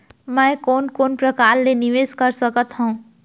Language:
Chhattisgarhi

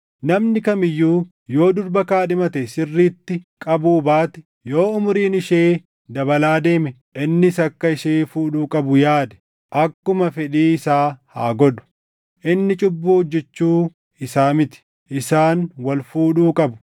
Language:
Oromo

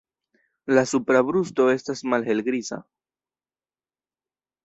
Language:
Esperanto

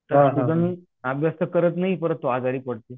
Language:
Marathi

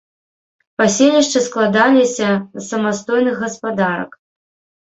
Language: Belarusian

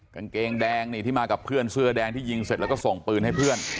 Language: Thai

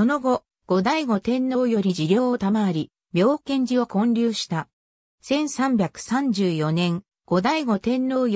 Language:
Japanese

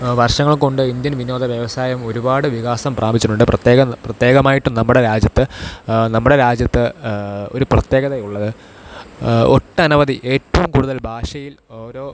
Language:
Malayalam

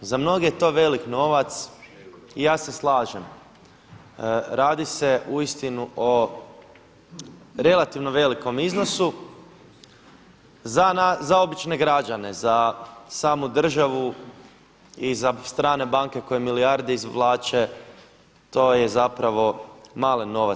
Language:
Croatian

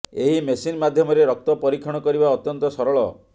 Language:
Odia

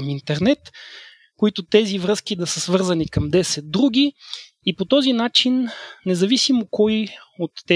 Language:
Bulgarian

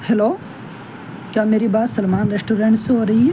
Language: Urdu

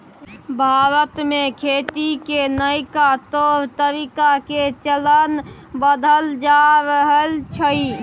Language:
Maithili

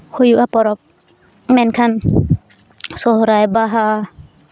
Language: Santali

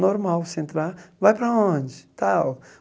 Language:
Portuguese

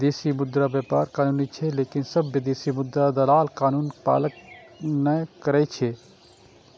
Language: Maithili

